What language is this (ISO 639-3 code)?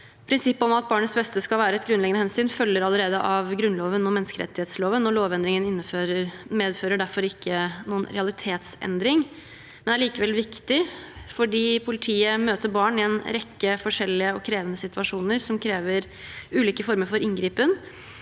nor